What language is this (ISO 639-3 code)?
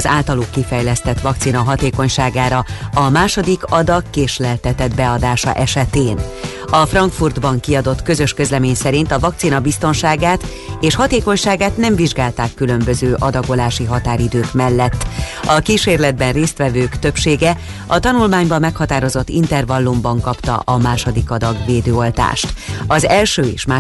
hun